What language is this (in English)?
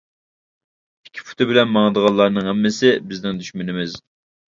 Uyghur